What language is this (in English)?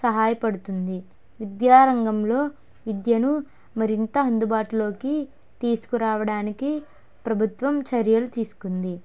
Telugu